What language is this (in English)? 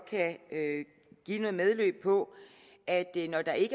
Danish